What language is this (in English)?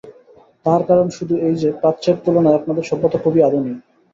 Bangla